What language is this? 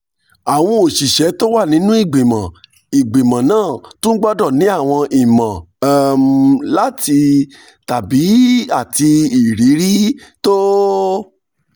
Yoruba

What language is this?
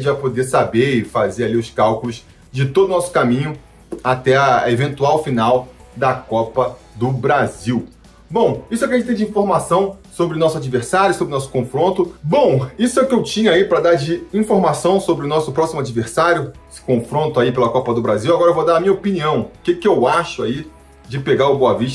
Portuguese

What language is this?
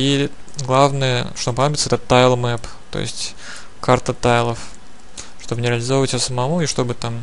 Russian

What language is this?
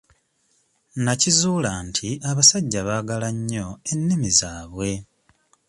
Ganda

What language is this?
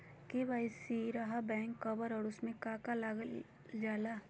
Magahi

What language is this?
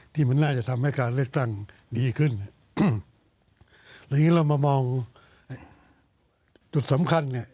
Thai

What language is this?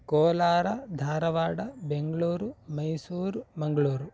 Sanskrit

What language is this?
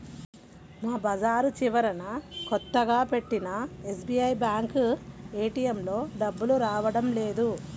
Telugu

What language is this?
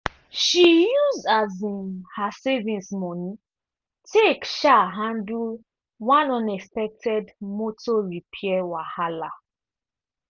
Nigerian Pidgin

